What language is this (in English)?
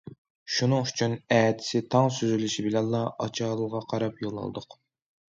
Uyghur